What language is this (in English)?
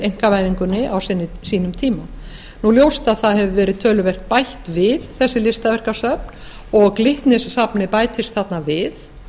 Icelandic